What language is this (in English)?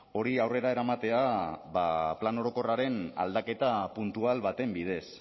Basque